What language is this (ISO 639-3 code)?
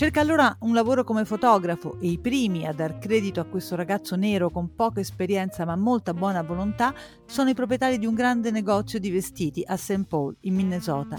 ita